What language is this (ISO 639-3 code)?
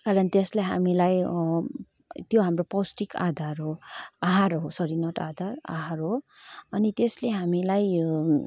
nep